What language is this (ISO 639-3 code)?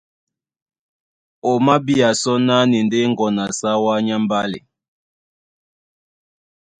dua